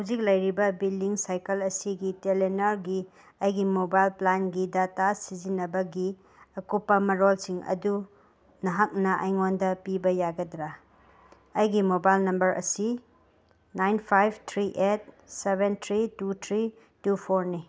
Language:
Manipuri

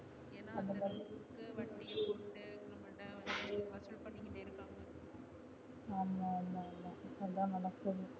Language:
Tamil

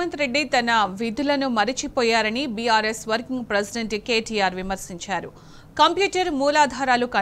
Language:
Telugu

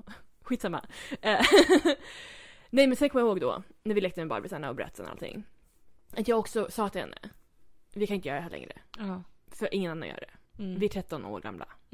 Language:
Swedish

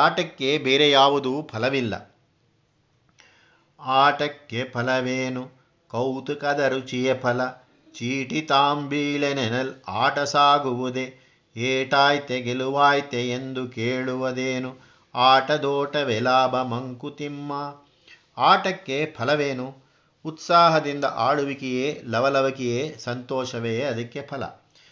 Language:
Kannada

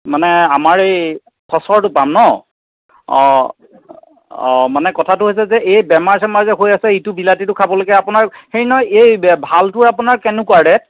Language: Assamese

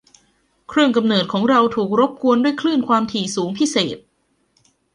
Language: Thai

